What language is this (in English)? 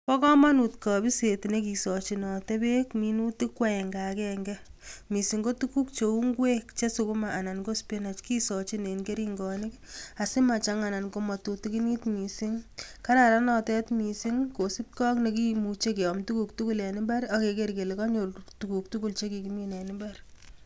Kalenjin